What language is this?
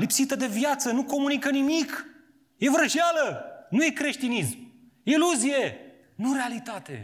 Romanian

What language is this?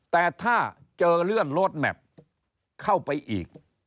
Thai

